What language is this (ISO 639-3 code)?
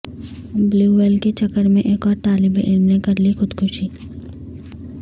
urd